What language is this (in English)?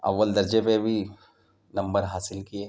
Urdu